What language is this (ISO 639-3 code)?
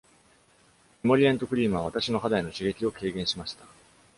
jpn